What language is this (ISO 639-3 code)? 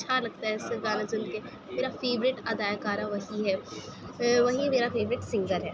urd